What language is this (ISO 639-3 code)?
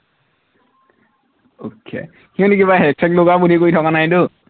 asm